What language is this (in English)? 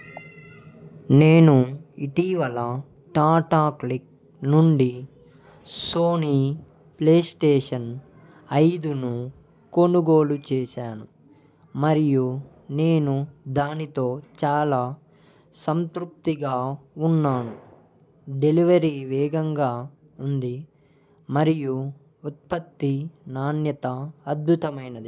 Telugu